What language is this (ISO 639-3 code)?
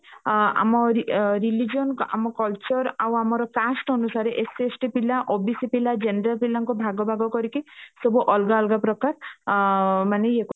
ori